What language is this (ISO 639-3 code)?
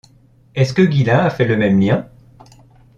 fra